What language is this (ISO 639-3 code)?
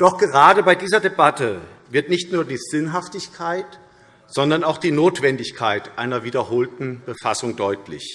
deu